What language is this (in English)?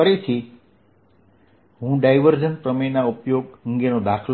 Gujarati